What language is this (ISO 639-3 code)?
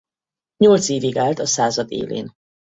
hun